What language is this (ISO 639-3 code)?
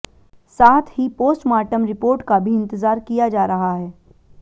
hin